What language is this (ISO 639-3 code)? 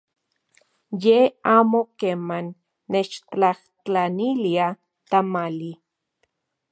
ncx